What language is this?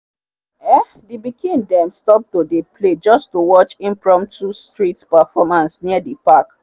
Nigerian Pidgin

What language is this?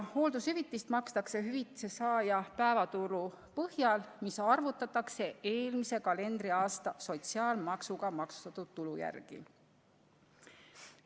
Estonian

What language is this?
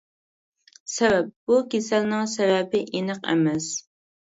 Uyghur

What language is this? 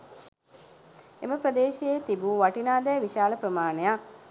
Sinhala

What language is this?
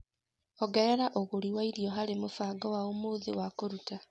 Kikuyu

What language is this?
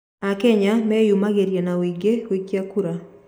Kikuyu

